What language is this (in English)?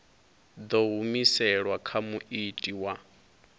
Venda